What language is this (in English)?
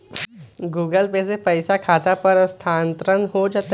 Magahi